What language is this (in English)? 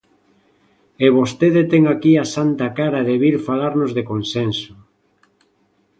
Galician